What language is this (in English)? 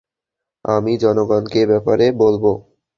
Bangla